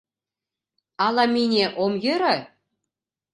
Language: Mari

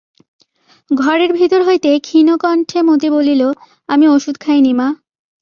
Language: Bangla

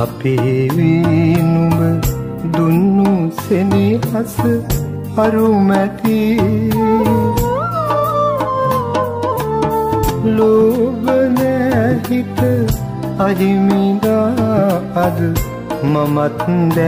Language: Arabic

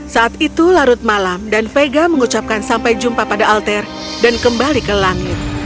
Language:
Indonesian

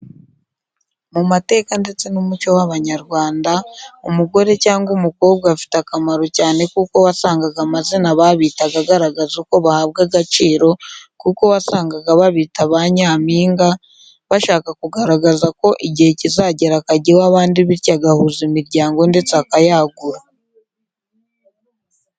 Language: Kinyarwanda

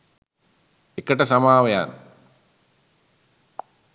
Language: Sinhala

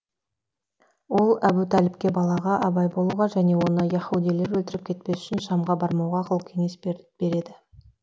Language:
Kazakh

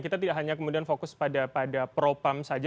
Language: Indonesian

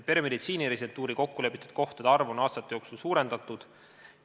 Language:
Estonian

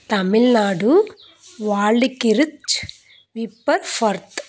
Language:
Telugu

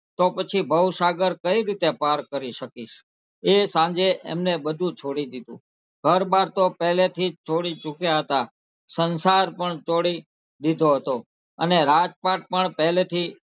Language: Gujarati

